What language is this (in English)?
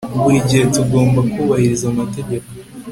Kinyarwanda